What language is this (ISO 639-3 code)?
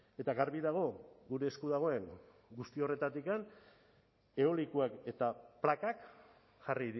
eus